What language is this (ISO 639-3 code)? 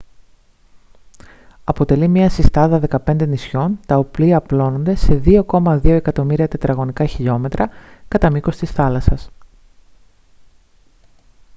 ell